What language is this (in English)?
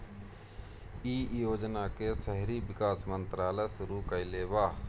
Bhojpuri